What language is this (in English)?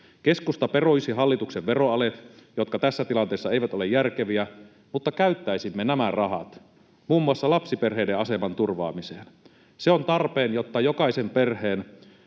Finnish